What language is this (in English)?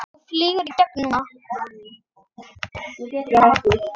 Icelandic